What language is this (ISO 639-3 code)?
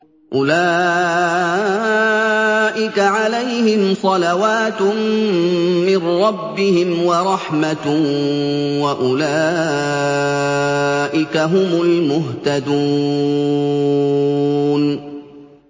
ara